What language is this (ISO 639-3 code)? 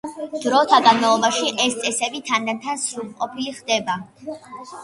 kat